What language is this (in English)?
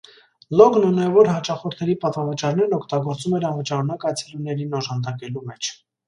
Armenian